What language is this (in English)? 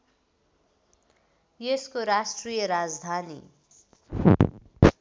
Nepali